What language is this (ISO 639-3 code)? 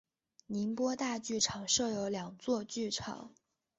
zho